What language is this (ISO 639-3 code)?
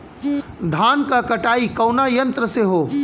bho